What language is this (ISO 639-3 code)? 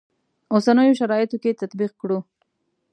pus